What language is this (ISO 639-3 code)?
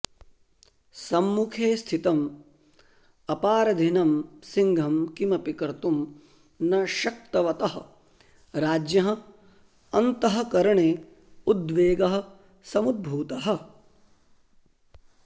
san